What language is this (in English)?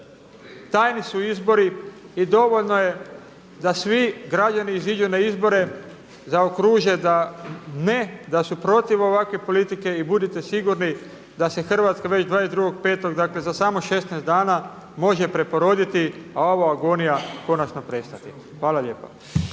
Croatian